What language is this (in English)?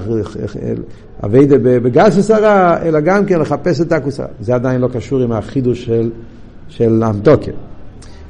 Hebrew